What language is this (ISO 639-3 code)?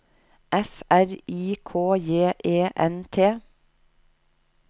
nor